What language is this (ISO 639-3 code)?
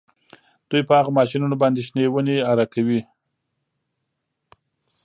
pus